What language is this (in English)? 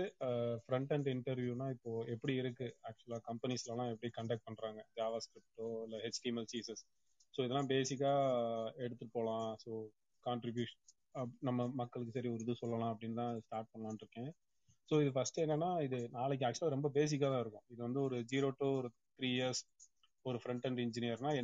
Tamil